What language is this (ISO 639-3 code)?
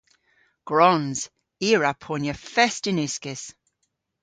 cor